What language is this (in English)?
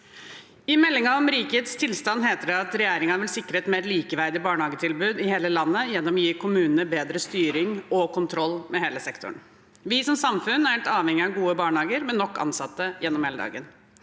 Norwegian